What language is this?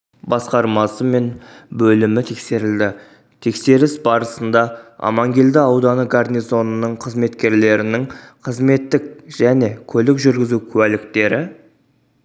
Kazakh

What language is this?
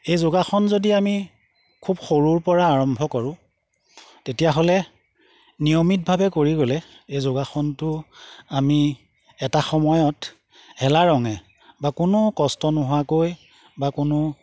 Assamese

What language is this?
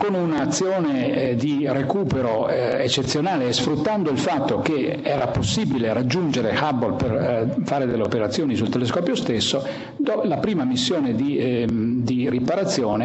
Italian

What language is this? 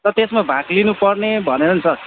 Nepali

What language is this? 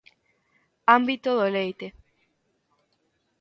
Galician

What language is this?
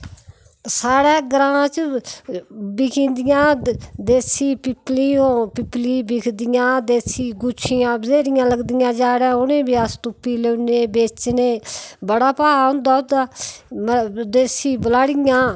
Dogri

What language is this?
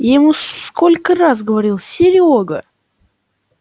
Russian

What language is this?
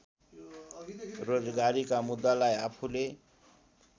Nepali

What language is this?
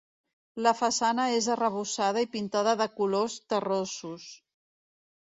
Catalan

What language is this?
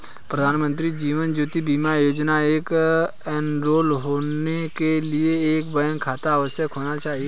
Hindi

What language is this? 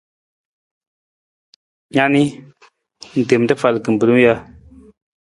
Nawdm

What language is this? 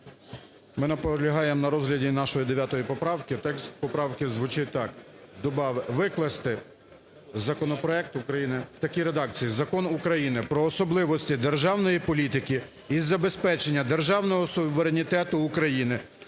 Ukrainian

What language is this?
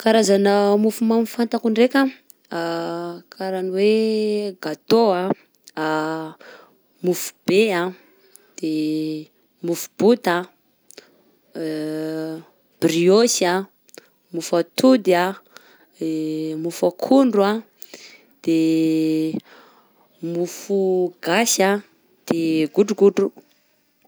Southern Betsimisaraka Malagasy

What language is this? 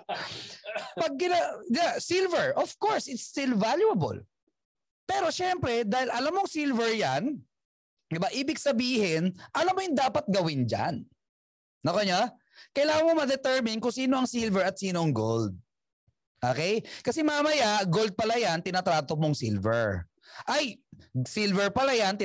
Filipino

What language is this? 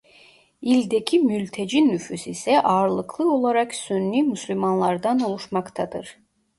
Turkish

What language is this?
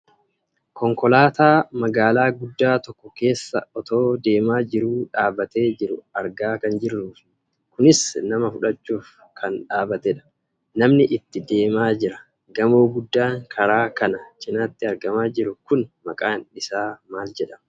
Oromo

